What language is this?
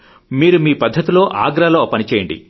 Telugu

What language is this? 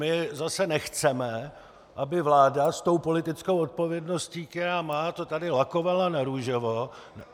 Czech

